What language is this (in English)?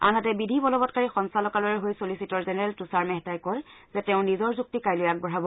Assamese